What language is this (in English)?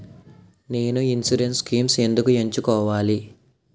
Telugu